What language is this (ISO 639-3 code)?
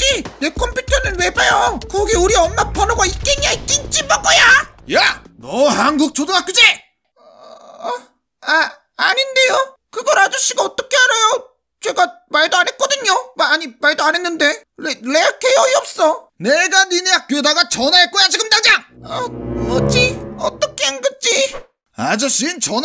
kor